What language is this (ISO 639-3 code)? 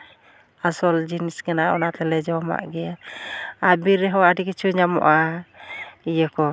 sat